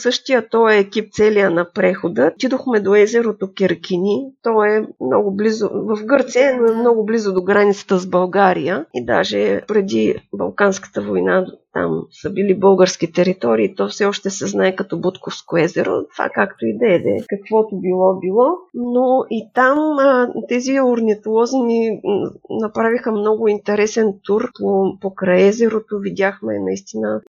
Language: Bulgarian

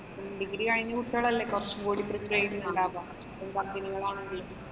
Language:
Malayalam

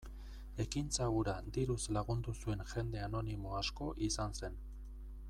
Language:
Basque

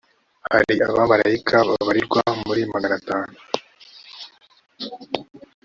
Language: Kinyarwanda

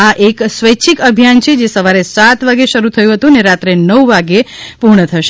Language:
Gujarati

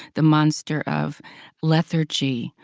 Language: English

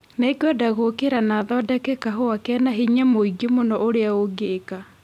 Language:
Kikuyu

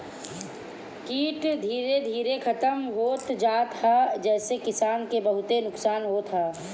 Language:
Bhojpuri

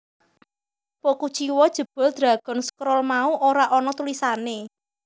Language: Javanese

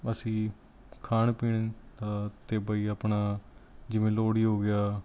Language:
Punjabi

